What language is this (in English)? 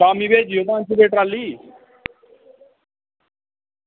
Dogri